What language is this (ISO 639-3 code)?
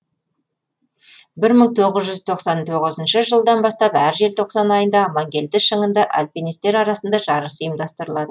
kaz